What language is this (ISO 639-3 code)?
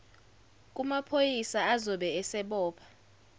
zul